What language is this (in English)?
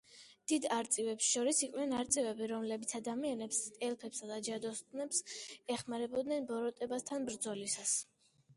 Georgian